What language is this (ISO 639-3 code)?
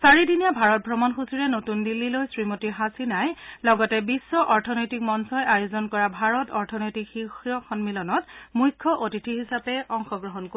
asm